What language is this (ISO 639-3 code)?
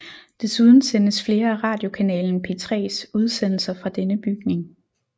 dan